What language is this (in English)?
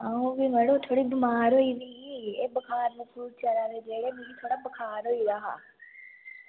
Dogri